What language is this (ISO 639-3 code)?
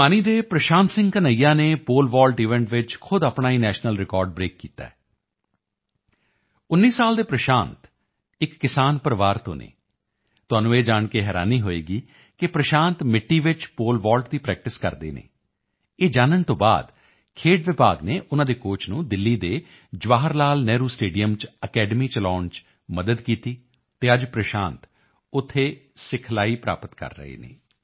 pan